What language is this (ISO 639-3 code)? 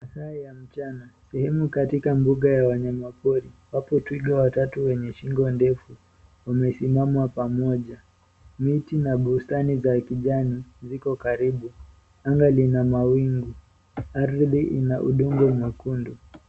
swa